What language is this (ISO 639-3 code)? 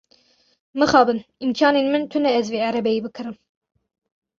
kur